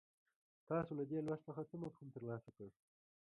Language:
Pashto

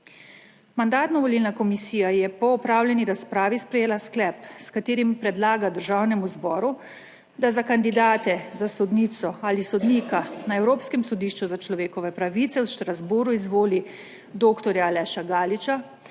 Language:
Slovenian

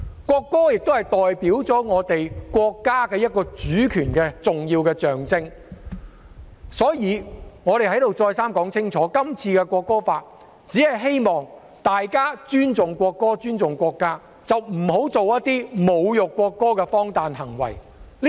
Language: Cantonese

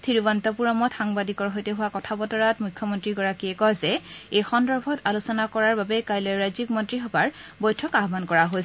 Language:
Assamese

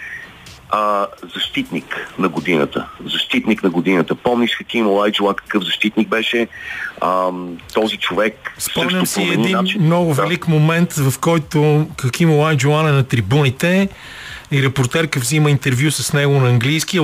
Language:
Bulgarian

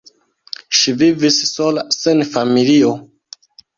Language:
Esperanto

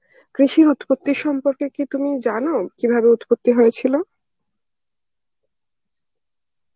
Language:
Bangla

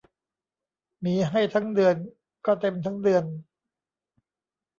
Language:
Thai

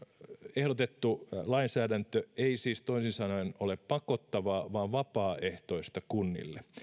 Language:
Finnish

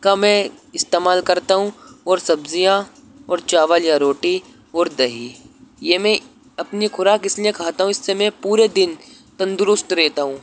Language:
Urdu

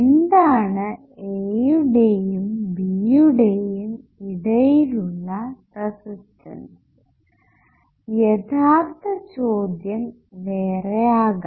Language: Malayalam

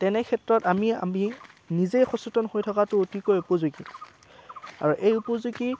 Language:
Assamese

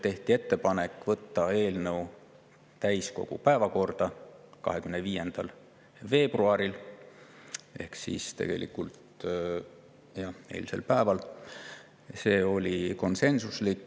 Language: Estonian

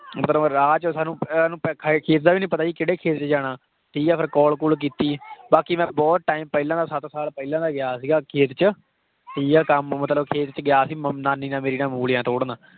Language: Punjabi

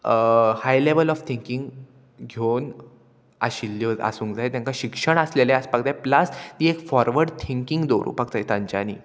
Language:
Konkani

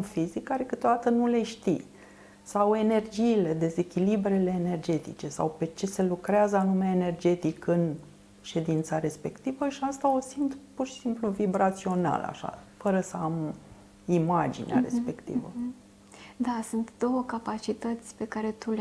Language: Romanian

